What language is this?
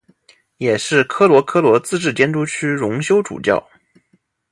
Chinese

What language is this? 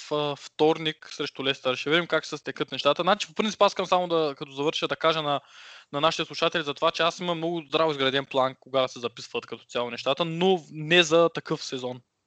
Bulgarian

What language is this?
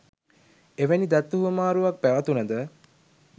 Sinhala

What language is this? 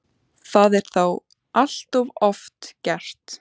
Icelandic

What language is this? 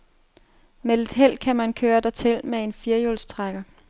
Danish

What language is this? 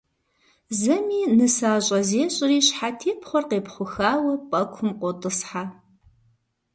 Kabardian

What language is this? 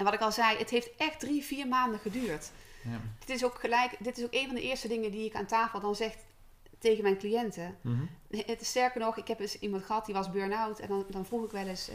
Dutch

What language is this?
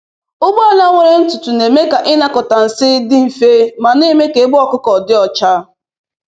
Igbo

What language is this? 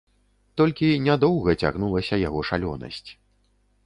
Belarusian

